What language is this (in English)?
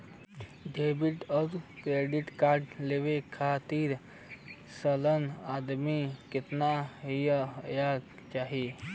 Bhojpuri